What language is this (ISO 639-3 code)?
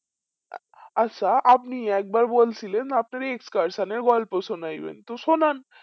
ben